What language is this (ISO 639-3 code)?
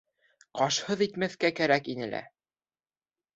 bak